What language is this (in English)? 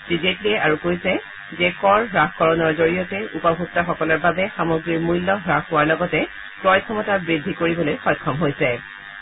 Assamese